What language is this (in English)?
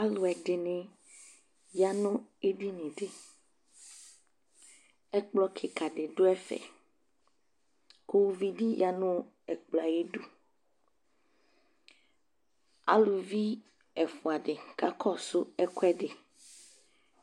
Ikposo